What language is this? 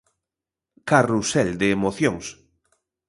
Galician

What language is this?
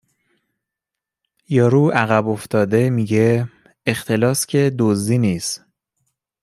Persian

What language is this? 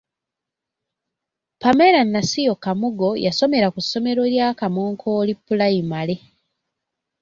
Ganda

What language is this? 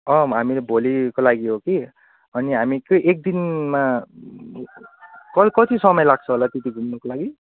Nepali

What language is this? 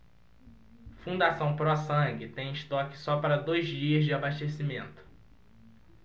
Portuguese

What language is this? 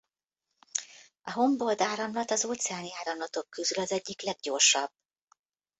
Hungarian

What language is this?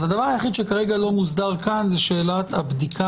Hebrew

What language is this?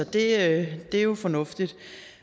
Danish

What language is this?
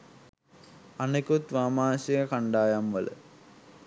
Sinhala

